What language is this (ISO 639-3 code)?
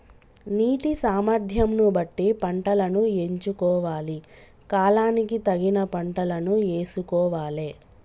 tel